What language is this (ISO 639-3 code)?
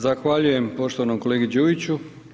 hrv